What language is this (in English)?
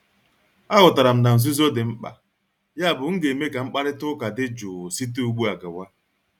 Igbo